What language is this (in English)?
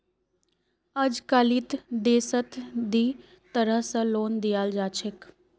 Magahi